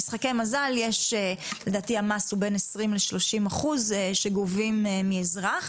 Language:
Hebrew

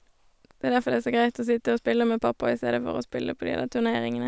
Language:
Norwegian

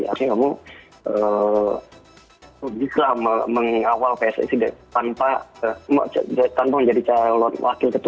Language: Indonesian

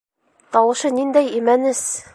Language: Bashkir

